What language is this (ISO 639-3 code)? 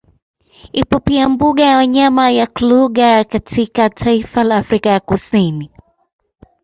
swa